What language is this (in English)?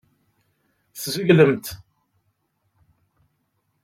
Kabyle